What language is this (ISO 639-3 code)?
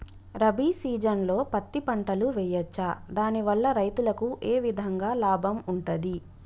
tel